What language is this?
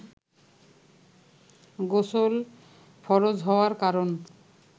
Bangla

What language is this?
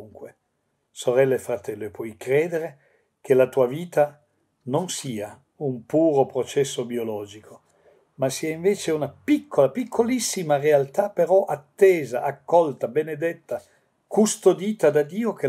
Italian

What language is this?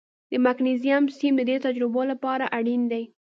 Pashto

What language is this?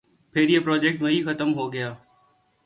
Urdu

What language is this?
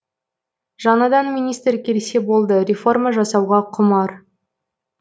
Kazakh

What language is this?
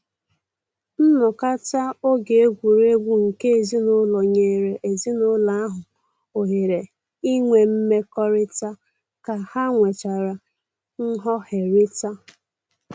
Igbo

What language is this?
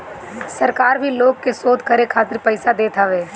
Bhojpuri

